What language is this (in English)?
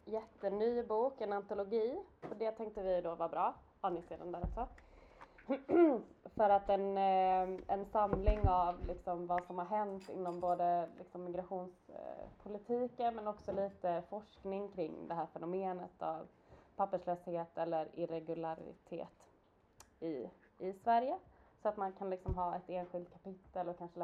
Swedish